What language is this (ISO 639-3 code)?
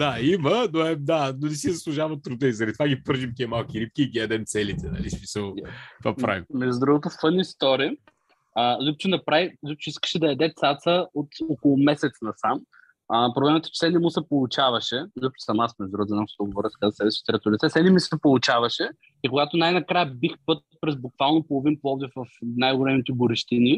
bul